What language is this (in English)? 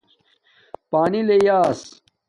Domaaki